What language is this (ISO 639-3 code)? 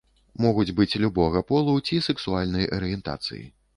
bel